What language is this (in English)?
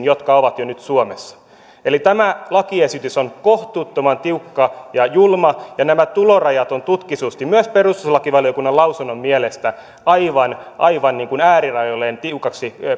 Finnish